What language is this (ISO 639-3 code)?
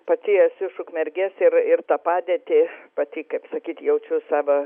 lit